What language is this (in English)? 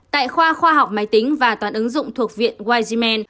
Vietnamese